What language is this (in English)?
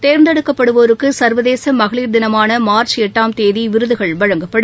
Tamil